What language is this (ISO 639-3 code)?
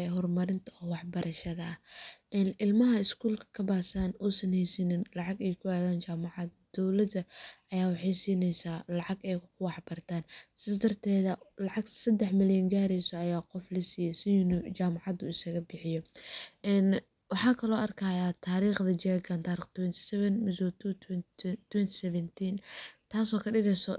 som